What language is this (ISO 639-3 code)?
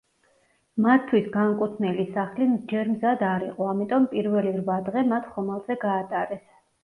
kat